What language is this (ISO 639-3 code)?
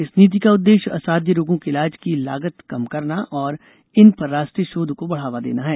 hin